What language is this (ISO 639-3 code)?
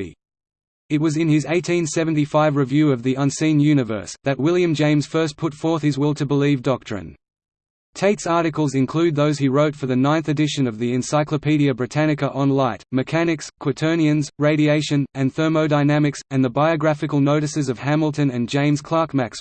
eng